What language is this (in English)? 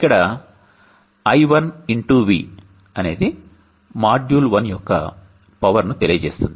Telugu